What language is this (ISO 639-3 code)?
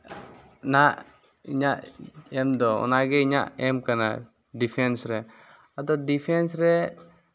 sat